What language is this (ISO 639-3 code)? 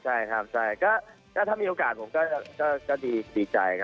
tha